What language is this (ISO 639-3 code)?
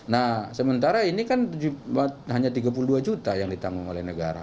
ind